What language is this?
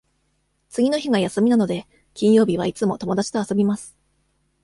Japanese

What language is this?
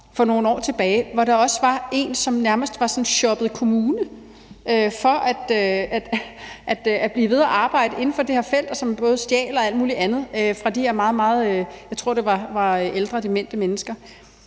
Danish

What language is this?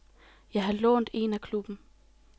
Danish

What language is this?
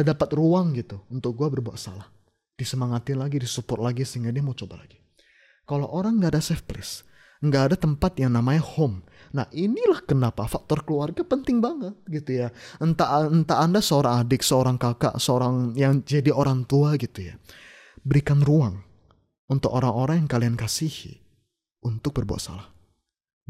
Indonesian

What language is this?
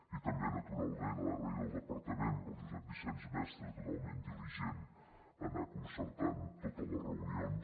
Catalan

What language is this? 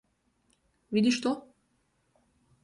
Slovenian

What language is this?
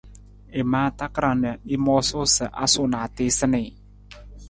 Nawdm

